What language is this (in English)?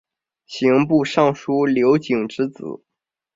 Chinese